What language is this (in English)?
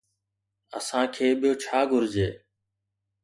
Sindhi